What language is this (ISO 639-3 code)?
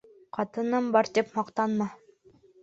bak